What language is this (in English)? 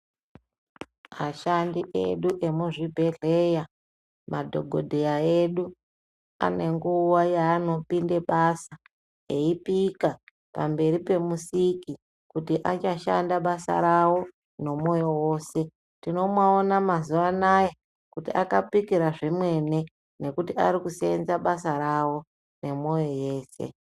Ndau